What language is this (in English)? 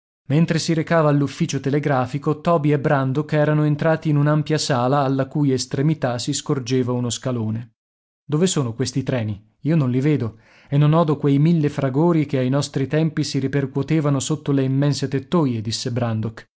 Italian